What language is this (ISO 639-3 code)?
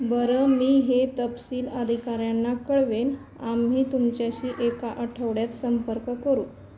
mar